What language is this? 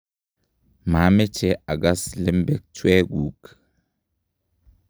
Kalenjin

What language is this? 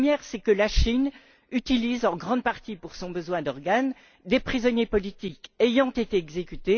French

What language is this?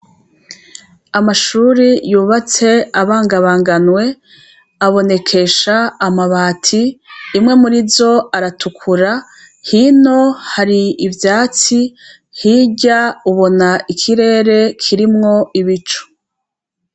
Rundi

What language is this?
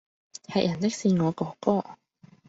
Cantonese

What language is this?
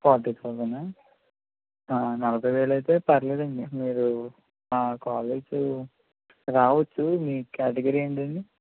Telugu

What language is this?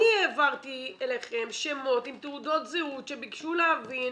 Hebrew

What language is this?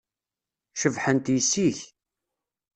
Kabyle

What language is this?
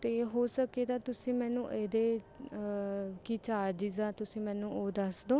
Punjabi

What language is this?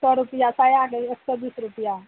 Maithili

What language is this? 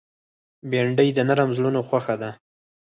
Pashto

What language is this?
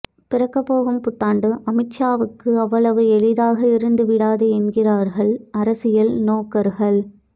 Tamil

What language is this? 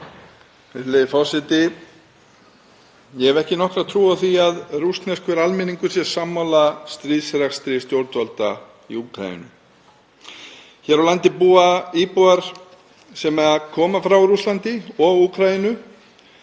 Icelandic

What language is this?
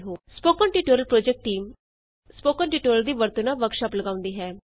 Punjabi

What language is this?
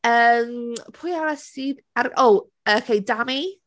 Welsh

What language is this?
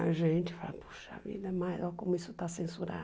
Portuguese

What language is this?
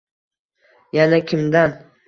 Uzbek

